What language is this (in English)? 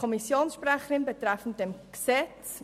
Swiss German